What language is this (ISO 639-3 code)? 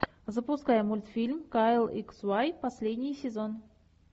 rus